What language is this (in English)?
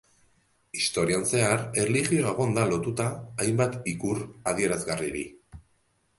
Basque